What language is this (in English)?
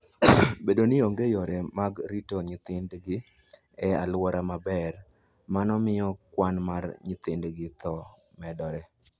Luo (Kenya and Tanzania)